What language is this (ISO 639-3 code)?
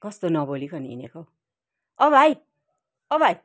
nep